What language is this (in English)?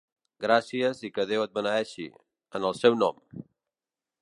Catalan